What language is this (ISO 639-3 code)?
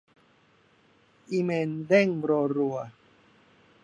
tha